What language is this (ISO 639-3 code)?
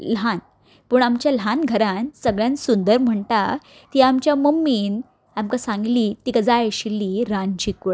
kok